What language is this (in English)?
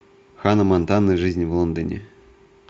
Russian